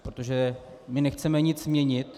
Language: Czech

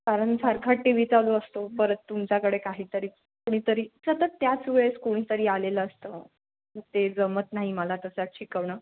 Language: Marathi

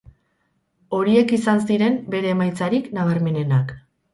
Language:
Basque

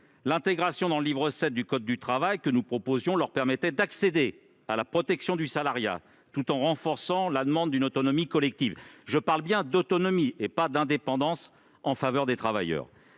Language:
French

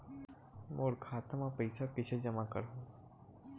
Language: Chhattisgarhi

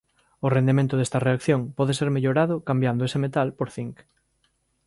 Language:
Galician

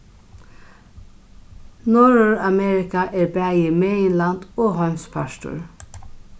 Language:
Faroese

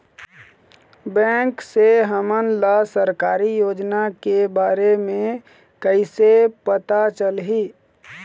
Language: Chhattisgarhi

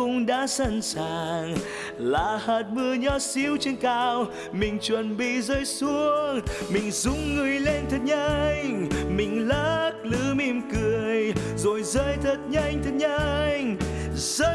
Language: Vietnamese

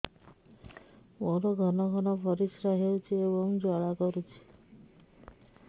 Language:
Odia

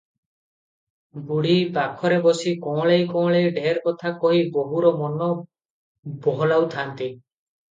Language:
Odia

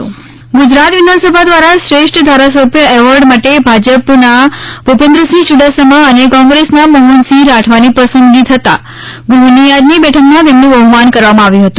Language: Gujarati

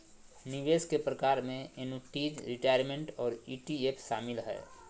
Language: Magahi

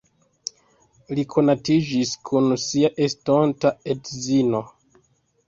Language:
Esperanto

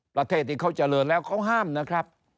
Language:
Thai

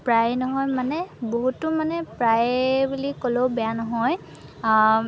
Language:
Assamese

